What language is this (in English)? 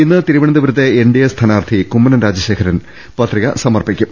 Malayalam